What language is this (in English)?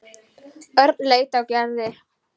Icelandic